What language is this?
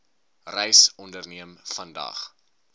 Afrikaans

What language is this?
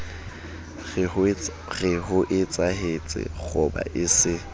Southern Sotho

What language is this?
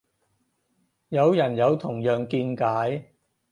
Cantonese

